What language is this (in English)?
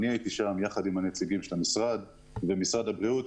Hebrew